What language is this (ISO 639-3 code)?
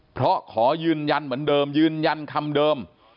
tha